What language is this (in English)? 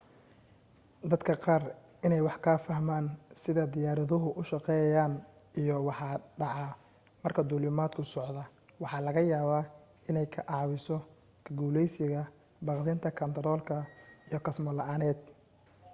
Somali